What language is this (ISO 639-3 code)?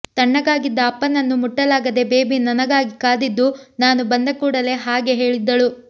kan